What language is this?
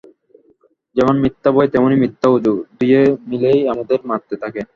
Bangla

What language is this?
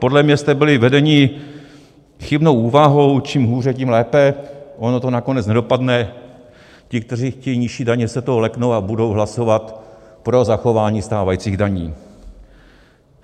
Czech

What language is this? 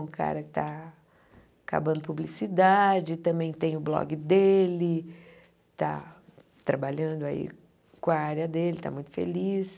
Portuguese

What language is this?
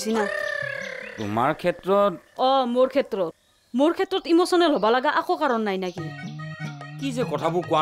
Bangla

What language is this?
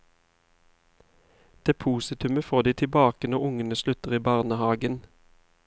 Norwegian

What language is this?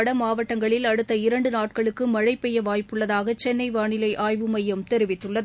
Tamil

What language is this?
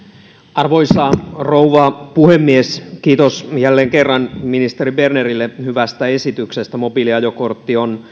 Finnish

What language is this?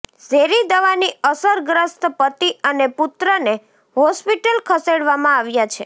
Gujarati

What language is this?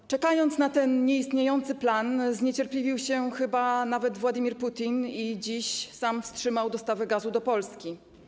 Polish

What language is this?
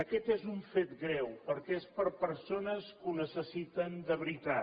Catalan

